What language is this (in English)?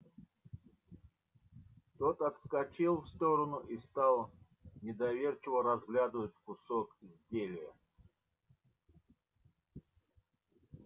Russian